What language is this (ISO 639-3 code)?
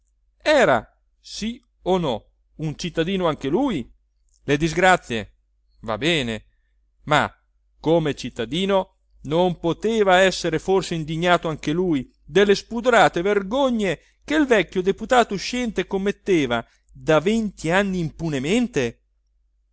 ita